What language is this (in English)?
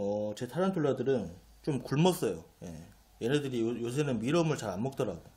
Korean